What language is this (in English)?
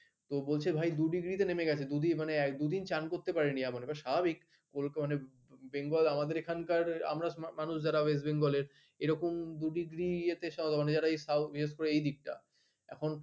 Bangla